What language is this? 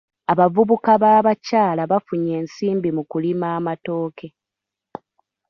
Ganda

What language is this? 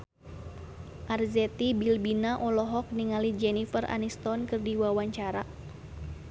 Sundanese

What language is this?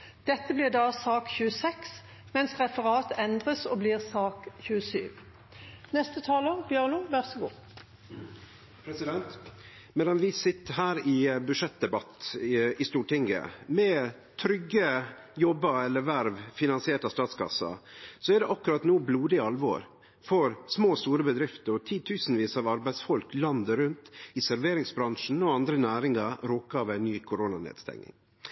Norwegian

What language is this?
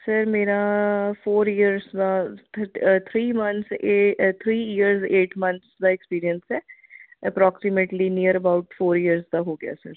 Punjabi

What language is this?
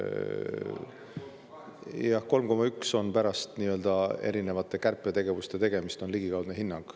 Estonian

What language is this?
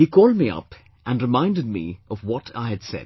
English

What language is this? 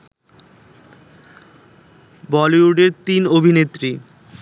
Bangla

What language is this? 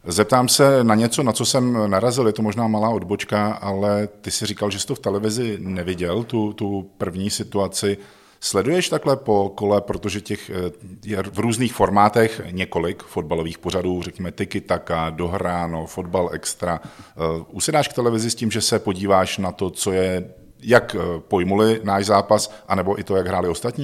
Czech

